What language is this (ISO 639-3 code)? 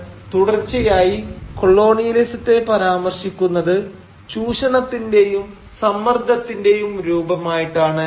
mal